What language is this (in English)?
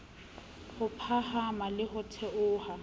Southern Sotho